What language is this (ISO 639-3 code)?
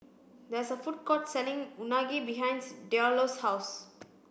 eng